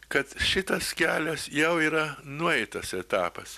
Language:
Lithuanian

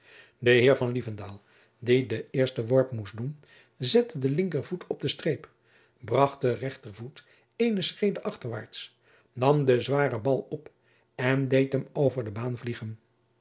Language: Dutch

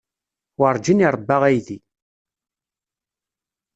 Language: Kabyle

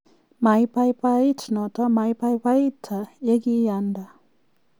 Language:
Kalenjin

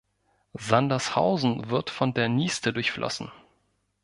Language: German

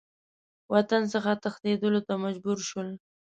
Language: Pashto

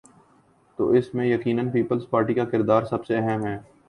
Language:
Urdu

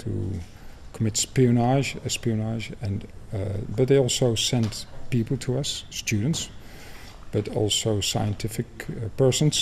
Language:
English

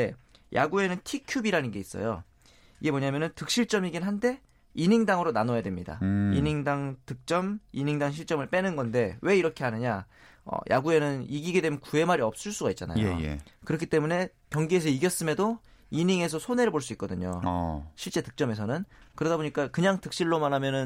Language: Korean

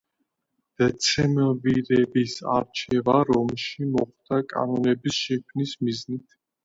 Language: Georgian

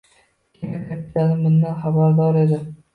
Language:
Uzbek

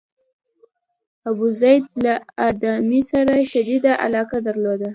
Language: Pashto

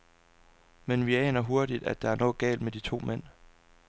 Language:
Danish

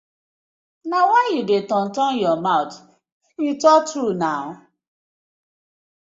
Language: Nigerian Pidgin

